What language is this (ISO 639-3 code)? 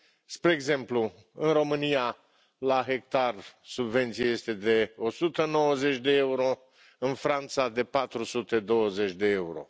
ron